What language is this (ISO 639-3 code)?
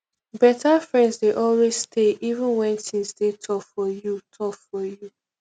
pcm